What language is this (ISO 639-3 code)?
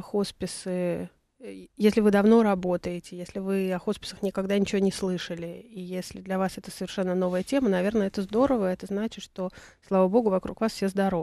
rus